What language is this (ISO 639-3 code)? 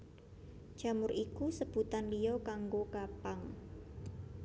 jav